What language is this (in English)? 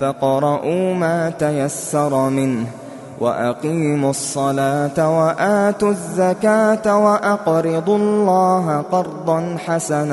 Arabic